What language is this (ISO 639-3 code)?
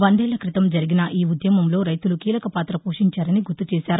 tel